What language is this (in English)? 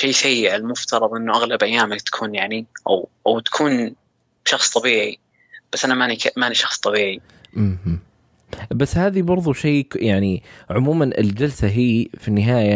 Arabic